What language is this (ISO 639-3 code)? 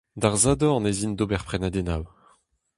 bre